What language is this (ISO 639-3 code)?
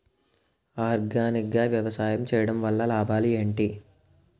tel